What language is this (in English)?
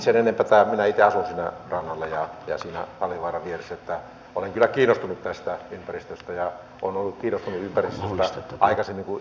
Finnish